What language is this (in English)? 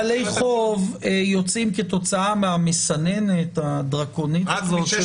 Hebrew